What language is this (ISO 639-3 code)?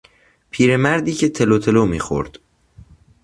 fas